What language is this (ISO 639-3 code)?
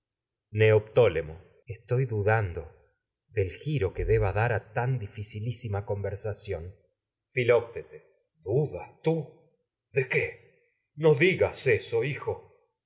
spa